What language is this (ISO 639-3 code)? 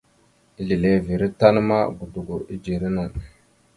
mxu